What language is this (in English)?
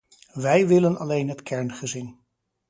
Dutch